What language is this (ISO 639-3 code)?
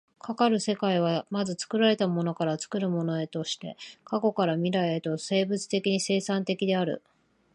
jpn